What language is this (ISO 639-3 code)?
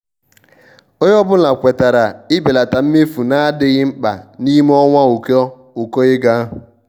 ibo